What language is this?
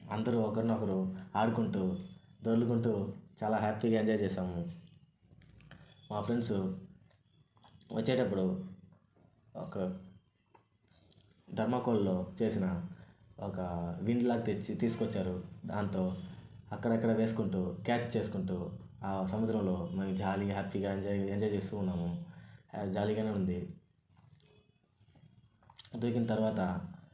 Telugu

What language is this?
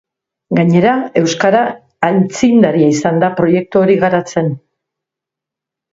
Basque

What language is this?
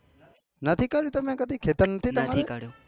Gujarati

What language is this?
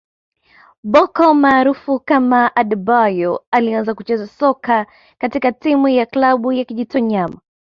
Swahili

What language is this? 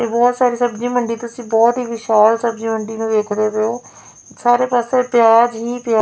Punjabi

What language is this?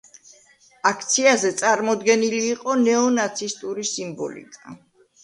Georgian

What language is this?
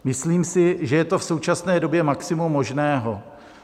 Czech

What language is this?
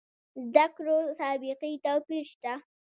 Pashto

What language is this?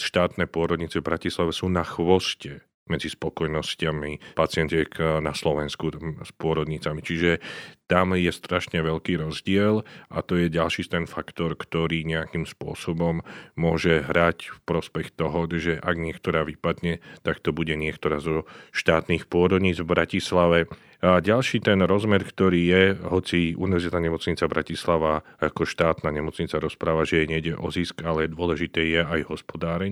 Slovak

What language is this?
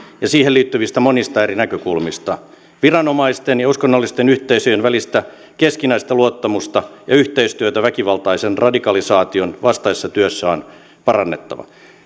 Finnish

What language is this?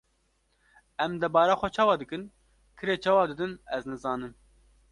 Kurdish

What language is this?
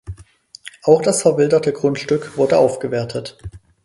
German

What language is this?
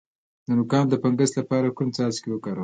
Pashto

